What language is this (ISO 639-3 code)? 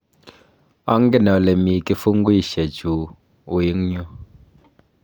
kln